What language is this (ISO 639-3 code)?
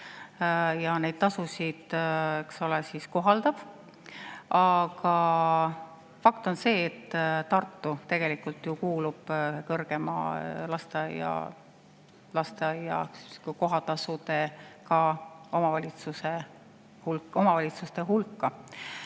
est